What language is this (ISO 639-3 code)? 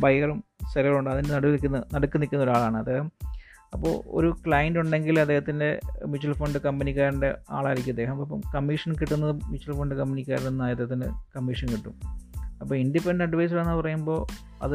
mal